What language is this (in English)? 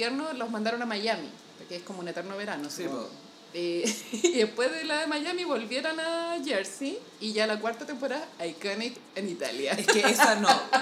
Spanish